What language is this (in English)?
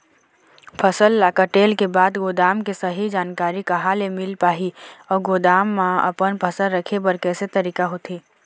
Chhattisgarhi